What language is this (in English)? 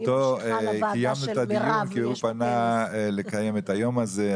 Hebrew